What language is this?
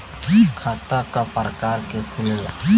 Bhojpuri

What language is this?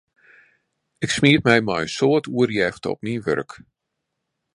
Western Frisian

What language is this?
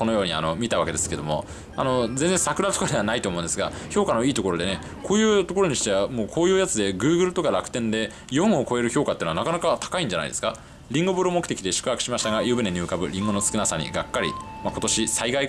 Japanese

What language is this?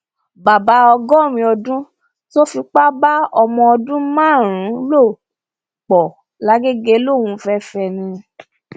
Yoruba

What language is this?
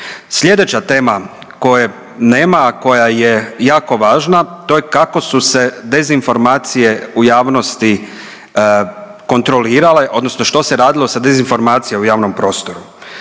Croatian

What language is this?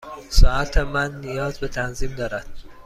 Persian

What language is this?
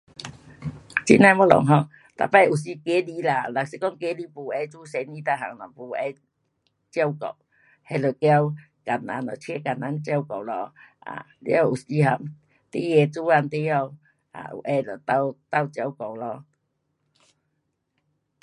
Pu-Xian Chinese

